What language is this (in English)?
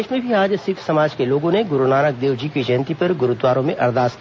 Hindi